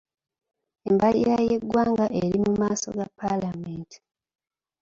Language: Ganda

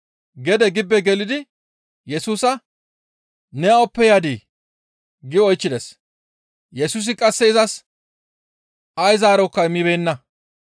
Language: Gamo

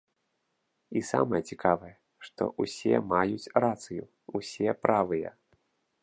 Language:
Belarusian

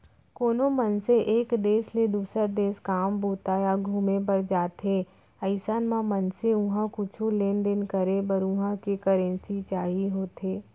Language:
Chhattisgarhi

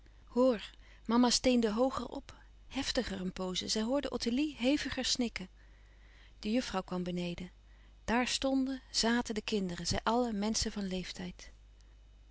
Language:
Dutch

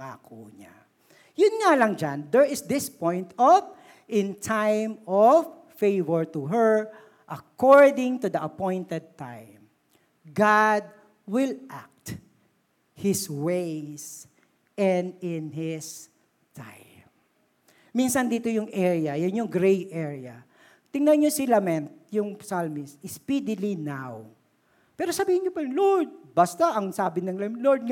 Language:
Filipino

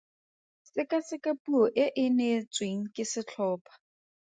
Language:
Tswana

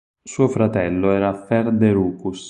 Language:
Italian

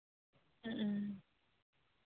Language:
Santali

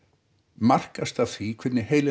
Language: Icelandic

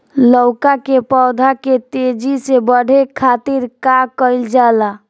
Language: Bhojpuri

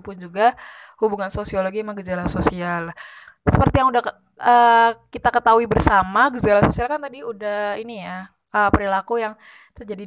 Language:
Indonesian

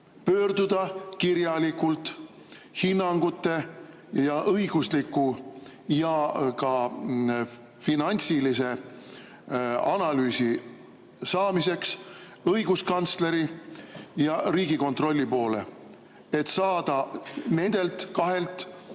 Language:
Estonian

